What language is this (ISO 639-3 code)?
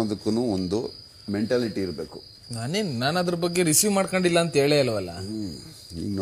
kan